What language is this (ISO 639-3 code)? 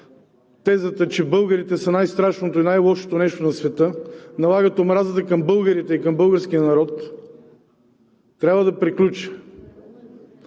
bul